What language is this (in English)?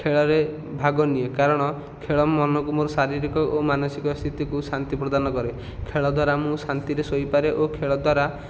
Odia